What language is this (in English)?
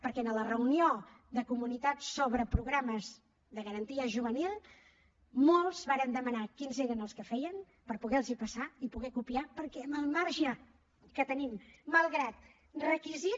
Catalan